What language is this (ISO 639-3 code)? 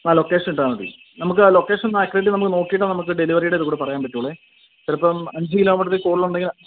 mal